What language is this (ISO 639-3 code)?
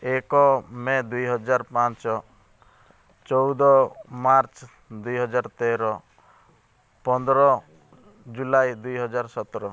ori